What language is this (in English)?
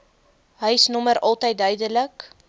Afrikaans